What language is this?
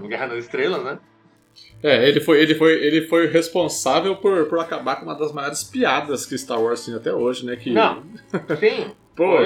Portuguese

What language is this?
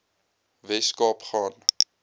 Afrikaans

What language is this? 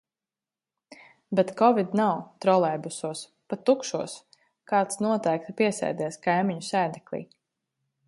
Latvian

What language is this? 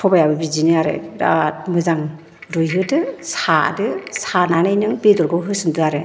Bodo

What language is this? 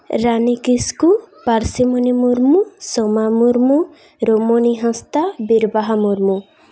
Santali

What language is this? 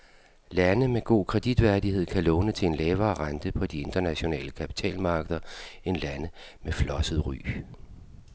Danish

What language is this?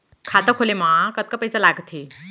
Chhattisgarhi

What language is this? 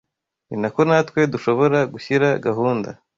Kinyarwanda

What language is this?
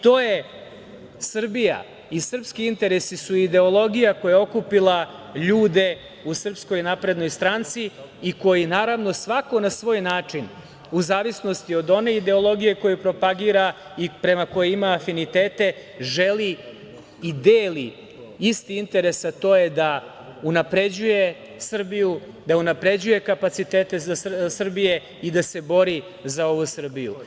Serbian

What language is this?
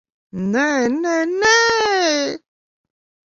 Latvian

